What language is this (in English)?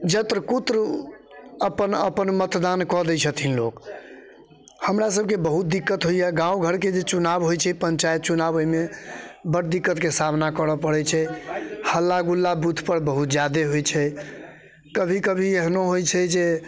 Maithili